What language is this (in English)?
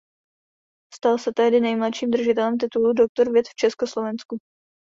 Czech